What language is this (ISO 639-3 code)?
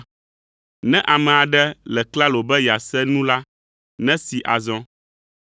ewe